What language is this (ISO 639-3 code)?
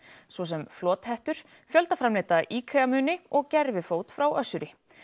isl